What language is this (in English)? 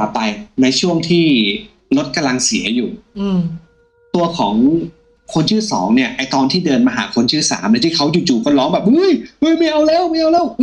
Thai